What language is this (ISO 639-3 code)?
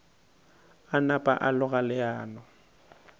nso